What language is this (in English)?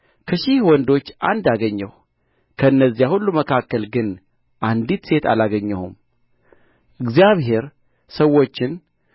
Amharic